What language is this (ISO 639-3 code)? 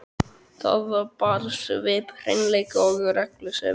isl